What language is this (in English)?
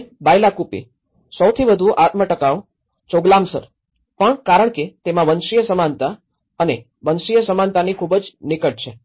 Gujarati